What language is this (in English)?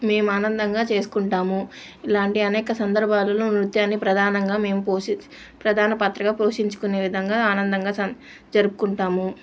Telugu